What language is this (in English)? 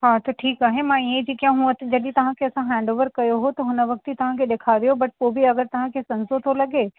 Sindhi